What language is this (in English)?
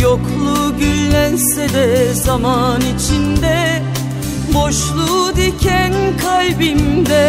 Turkish